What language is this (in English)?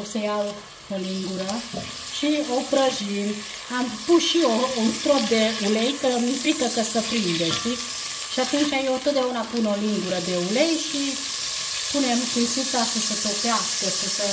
Romanian